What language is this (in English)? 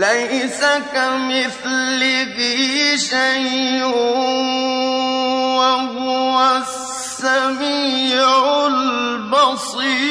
Arabic